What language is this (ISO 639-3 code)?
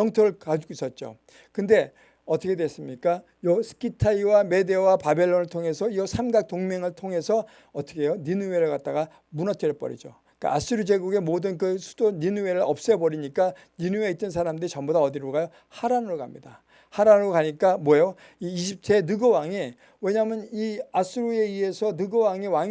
kor